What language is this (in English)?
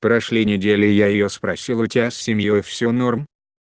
Russian